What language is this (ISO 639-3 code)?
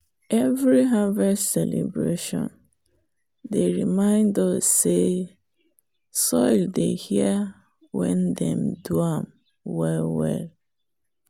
pcm